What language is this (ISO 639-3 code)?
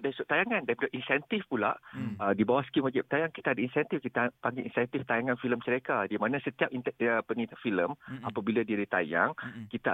msa